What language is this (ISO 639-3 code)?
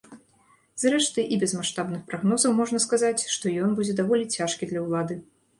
bel